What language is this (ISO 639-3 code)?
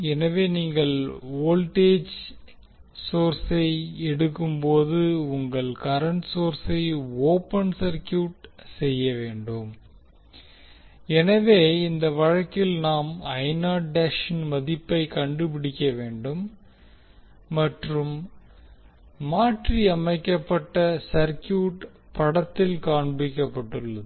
tam